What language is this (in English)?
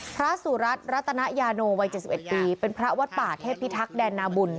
Thai